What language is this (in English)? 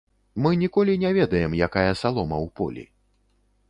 Belarusian